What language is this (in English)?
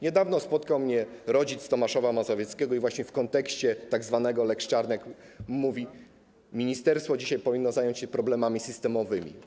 Polish